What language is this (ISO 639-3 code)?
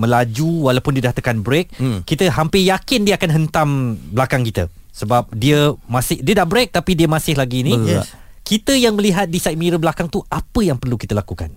msa